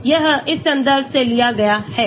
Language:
Hindi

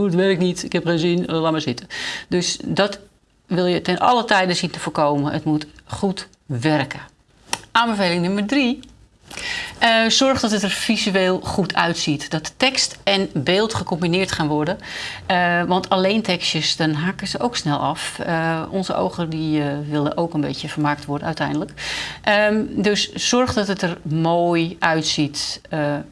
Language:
Dutch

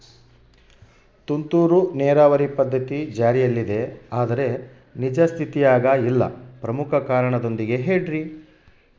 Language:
Kannada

